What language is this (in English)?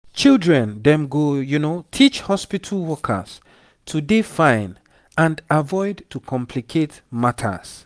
Nigerian Pidgin